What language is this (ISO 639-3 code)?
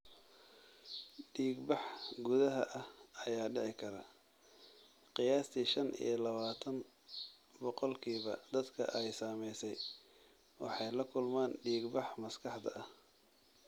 som